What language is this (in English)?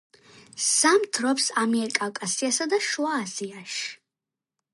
Georgian